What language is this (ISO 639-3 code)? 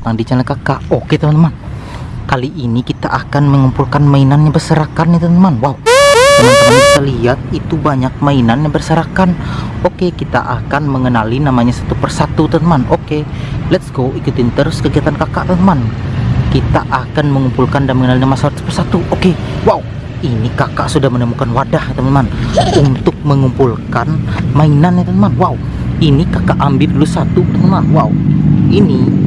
ind